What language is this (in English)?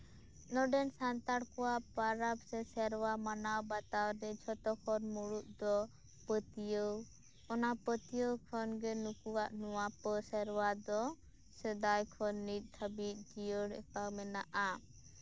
Santali